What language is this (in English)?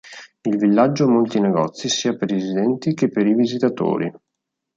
Italian